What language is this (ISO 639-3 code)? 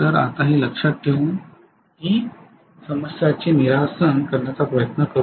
mar